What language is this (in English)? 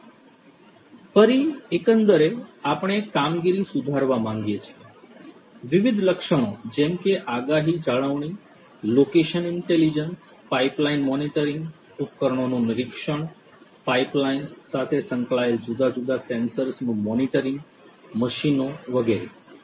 Gujarati